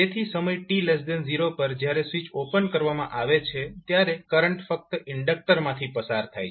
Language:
Gujarati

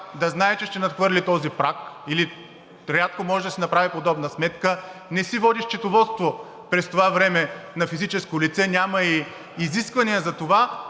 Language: Bulgarian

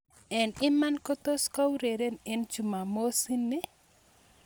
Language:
Kalenjin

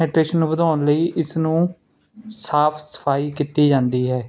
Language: Punjabi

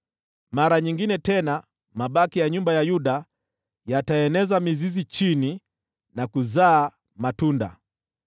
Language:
Swahili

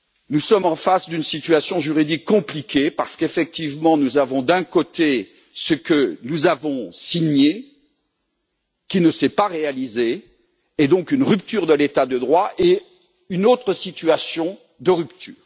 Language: French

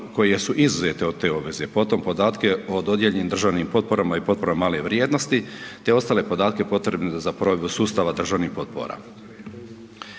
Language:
Croatian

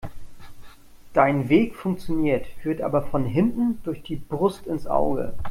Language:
German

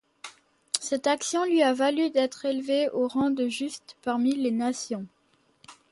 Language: French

